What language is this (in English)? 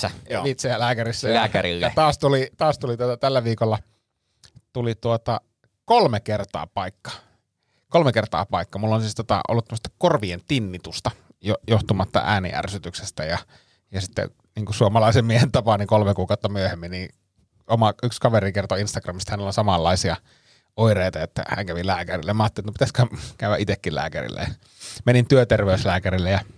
Finnish